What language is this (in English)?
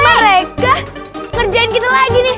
Indonesian